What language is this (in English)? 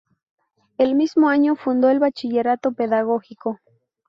Spanish